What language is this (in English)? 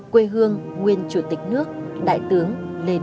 Vietnamese